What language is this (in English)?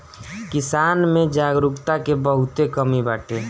Bhojpuri